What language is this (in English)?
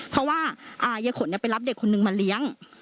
Thai